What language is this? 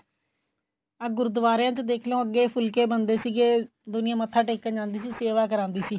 Punjabi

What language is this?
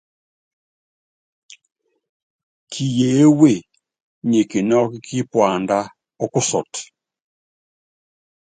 Yangben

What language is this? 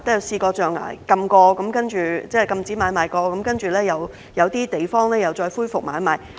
Cantonese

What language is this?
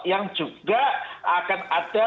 Indonesian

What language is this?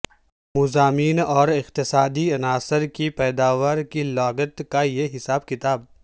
Urdu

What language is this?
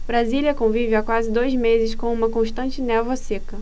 Portuguese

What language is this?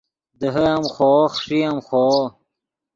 Yidgha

